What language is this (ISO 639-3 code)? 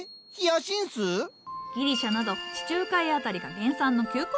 jpn